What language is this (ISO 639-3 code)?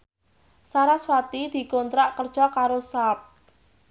jav